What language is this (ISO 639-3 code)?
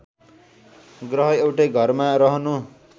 nep